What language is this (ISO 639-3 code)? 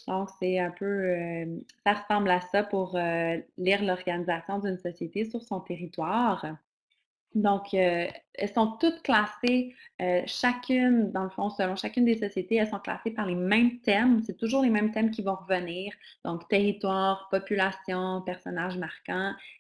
fra